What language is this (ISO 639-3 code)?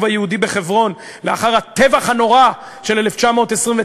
heb